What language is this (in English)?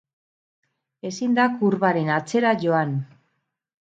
Basque